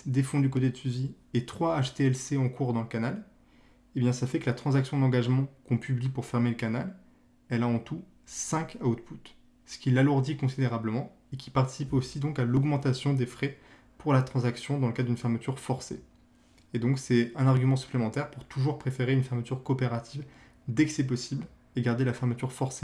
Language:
French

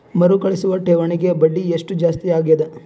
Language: Kannada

